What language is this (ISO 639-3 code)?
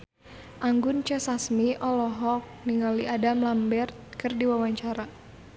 sun